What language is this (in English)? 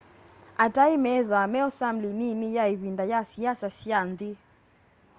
Kamba